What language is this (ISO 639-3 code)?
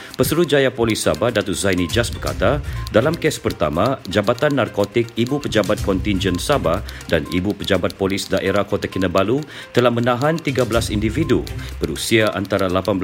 msa